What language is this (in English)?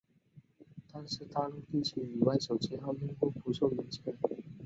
Chinese